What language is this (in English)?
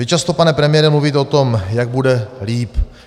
Czech